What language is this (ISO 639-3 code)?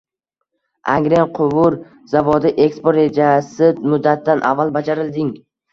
uzb